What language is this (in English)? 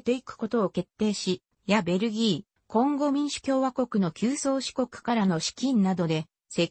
Japanese